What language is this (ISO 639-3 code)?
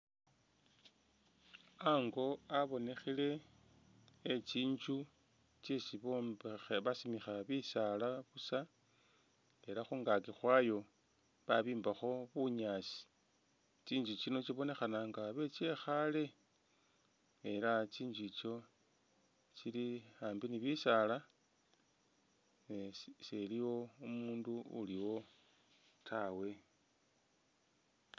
myx